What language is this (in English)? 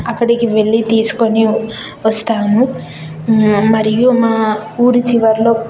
Telugu